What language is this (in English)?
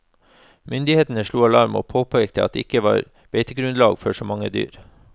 Norwegian